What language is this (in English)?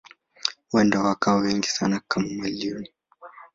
Swahili